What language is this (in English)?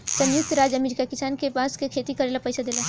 Bhojpuri